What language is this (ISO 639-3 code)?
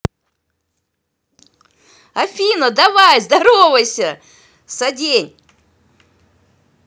rus